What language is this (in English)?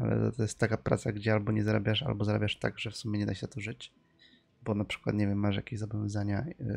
Polish